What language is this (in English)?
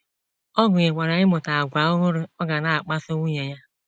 Igbo